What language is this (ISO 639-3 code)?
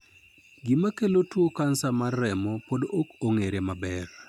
luo